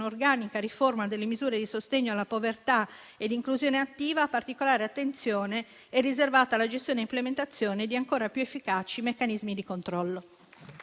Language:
Italian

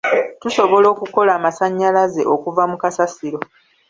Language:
Ganda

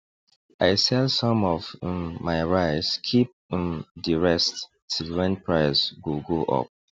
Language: Nigerian Pidgin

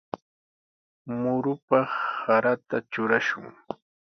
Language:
Sihuas Ancash Quechua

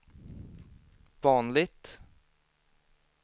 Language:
Swedish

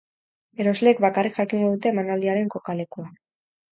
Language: Basque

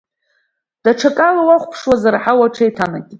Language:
Abkhazian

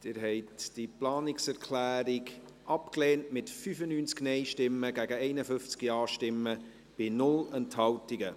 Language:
Swiss German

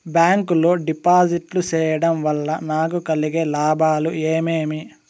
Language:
Telugu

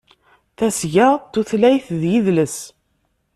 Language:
Kabyle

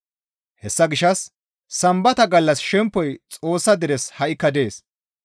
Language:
Gamo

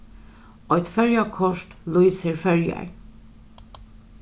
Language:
Faroese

